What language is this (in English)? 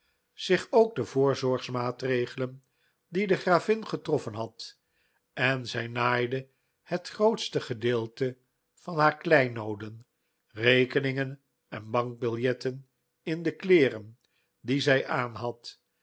Dutch